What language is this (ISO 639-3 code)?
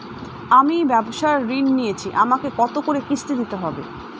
ben